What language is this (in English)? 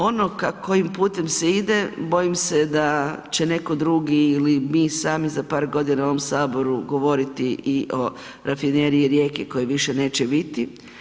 Croatian